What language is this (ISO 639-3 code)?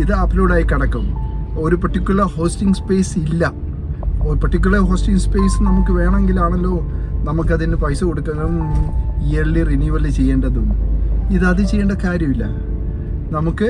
mal